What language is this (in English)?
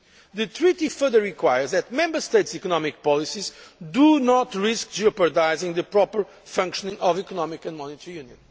English